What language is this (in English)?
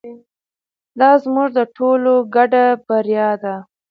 Pashto